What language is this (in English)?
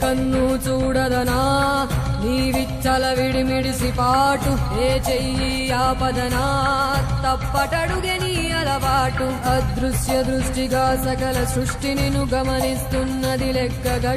Hindi